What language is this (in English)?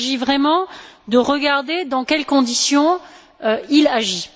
French